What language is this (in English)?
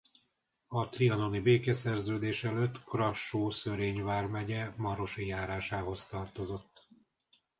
Hungarian